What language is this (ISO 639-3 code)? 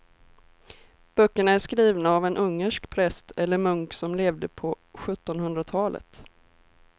swe